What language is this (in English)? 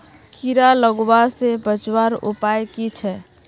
Magahi